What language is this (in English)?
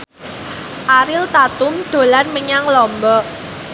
Javanese